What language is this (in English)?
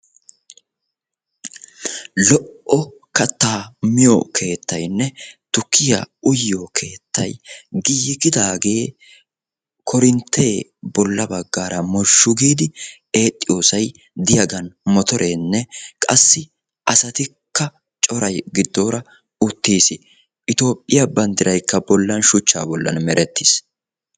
Wolaytta